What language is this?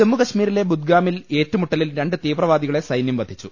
Malayalam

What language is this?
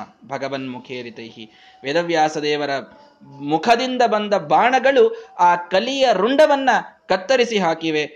Kannada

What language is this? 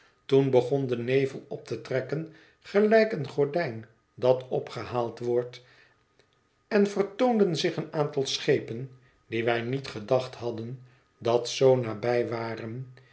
Dutch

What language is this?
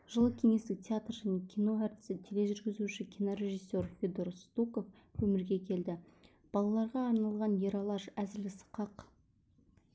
Kazakh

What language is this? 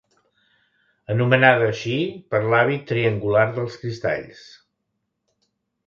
Catalan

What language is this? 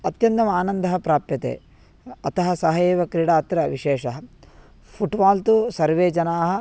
Sanskrit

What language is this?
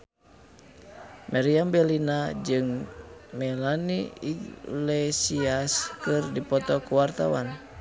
Sundanese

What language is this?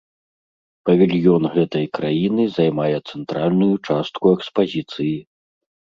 Belarusian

